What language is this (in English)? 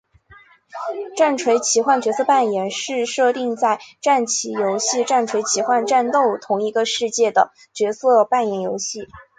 Chinese